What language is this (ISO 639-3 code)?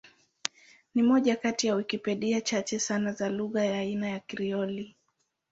swa